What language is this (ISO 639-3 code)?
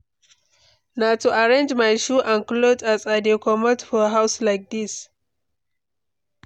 pcm